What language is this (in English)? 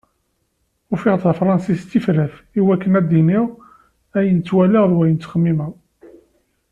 Kabyle